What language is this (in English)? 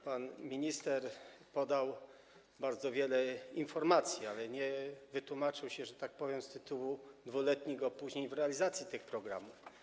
Polish